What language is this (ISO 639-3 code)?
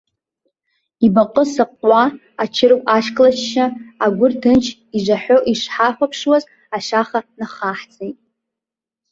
abk